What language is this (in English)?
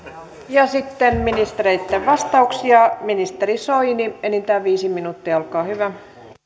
Finnish